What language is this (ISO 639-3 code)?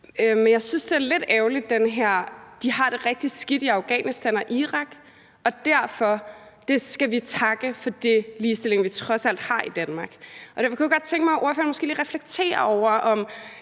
dan